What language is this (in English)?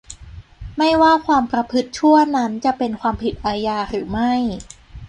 Thai